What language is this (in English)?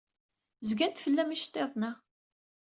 Kabyle